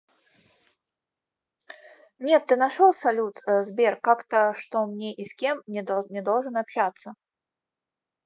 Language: Russian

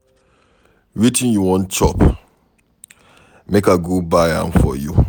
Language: Nigerian Pidgin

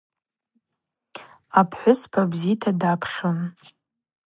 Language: Abaza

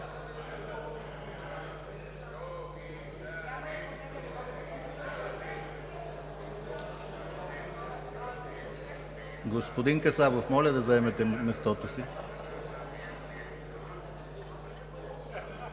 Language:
Bulgarian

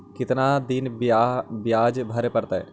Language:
Magahi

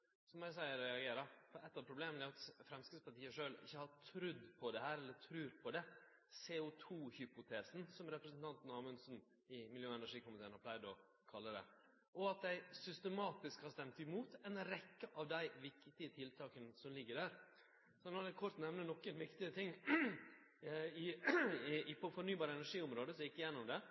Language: Norwegian Nynorsk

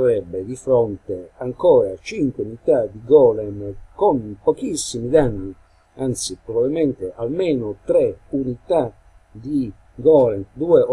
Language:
Italian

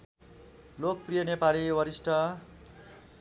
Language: Nepali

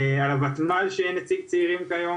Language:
Hebrew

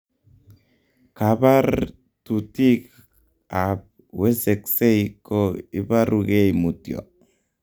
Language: Kalenjin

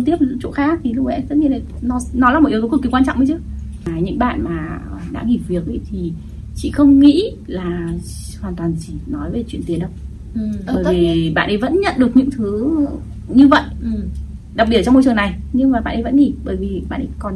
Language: Vietnamese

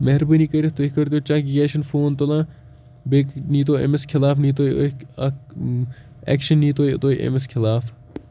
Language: Kashmiri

